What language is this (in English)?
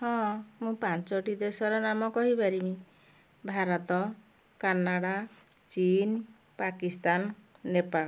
Odia